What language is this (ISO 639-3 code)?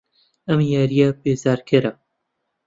ckb